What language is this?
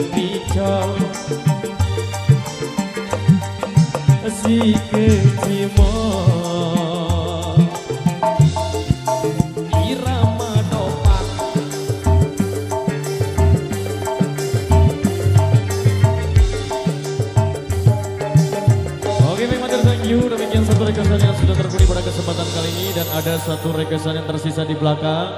Indonesian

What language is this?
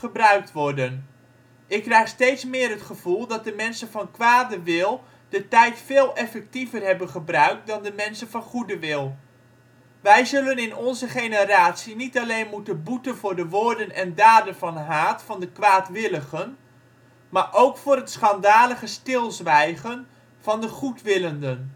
Dutch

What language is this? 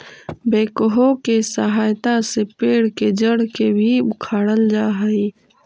Magahi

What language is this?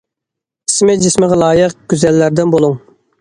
Uyghur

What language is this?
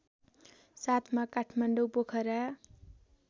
Nepali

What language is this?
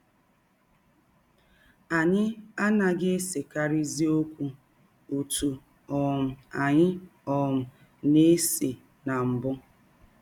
Igbo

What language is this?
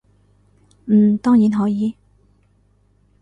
Cantonese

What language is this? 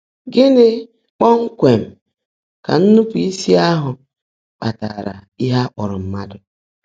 Igbo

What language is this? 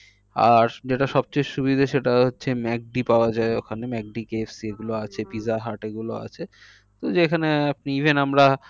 Bangla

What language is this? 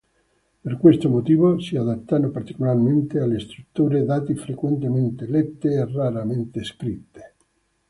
Italian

